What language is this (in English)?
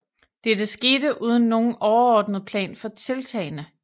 Danish